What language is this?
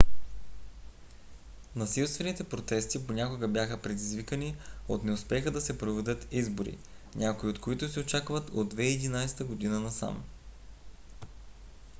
Bulgarian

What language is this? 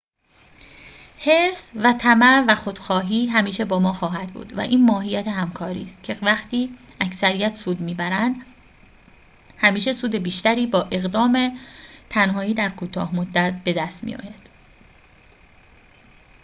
Persian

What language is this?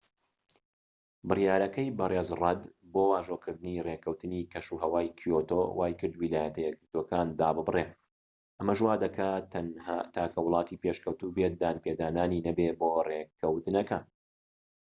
Central Kurdish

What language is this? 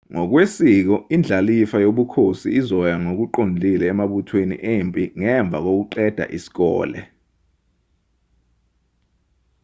Zulu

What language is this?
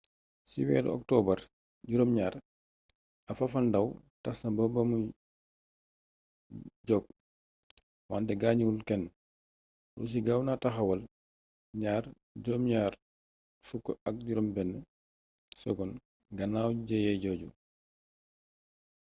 Wolof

